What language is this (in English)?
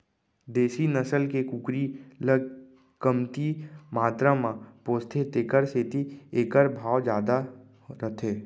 Chhattisgarhi